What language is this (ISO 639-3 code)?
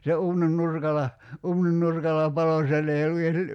fin